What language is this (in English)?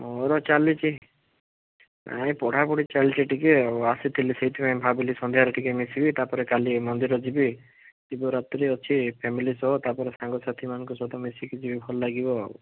Odia